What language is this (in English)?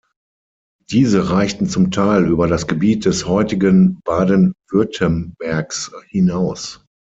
German